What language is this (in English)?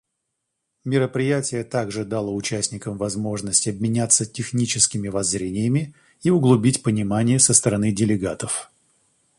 Russian